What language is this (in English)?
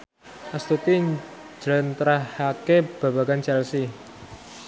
Javanese